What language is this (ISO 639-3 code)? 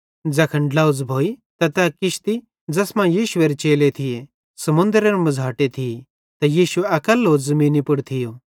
bhd